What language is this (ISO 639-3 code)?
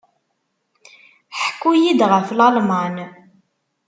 kab